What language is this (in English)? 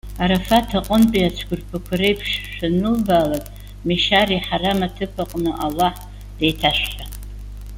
Abkhazian